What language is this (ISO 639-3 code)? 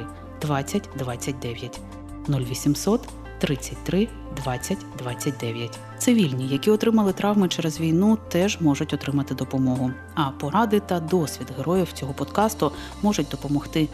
ukr